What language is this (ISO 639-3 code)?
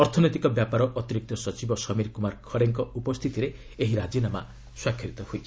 ori